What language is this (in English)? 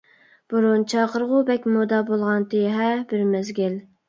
Uyghur